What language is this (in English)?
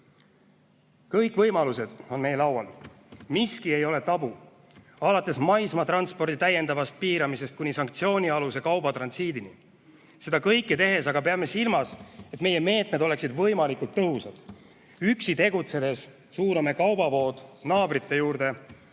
Estonian